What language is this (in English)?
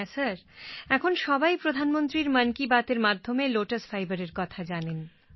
Bangla